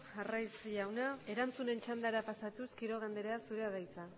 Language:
Basque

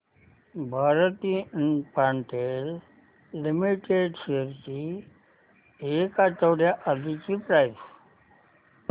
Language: Marathi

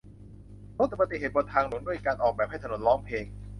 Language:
Thai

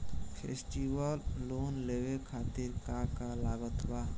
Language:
Bhojpuri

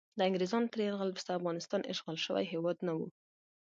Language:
Pashto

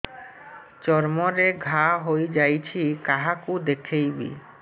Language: Odia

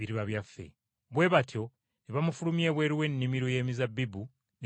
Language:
Ganda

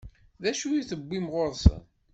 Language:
Kabyle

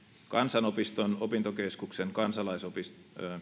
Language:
Finnish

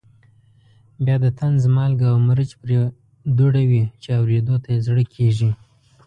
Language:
Pashto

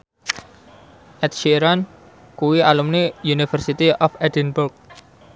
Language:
Javanese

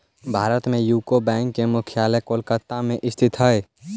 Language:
Magahi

